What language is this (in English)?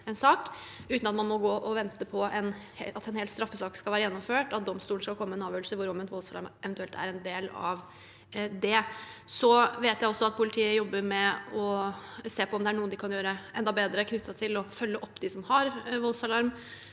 Norwegian